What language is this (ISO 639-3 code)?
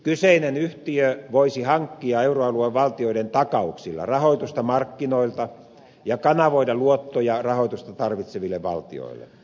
fin